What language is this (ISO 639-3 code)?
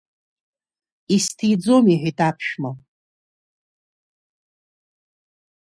abk